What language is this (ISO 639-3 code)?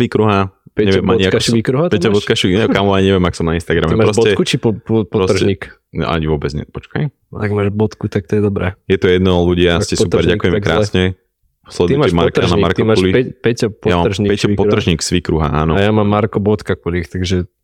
slk